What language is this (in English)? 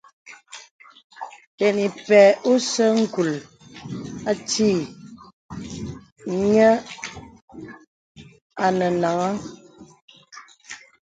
Bebele